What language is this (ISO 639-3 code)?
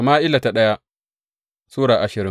hau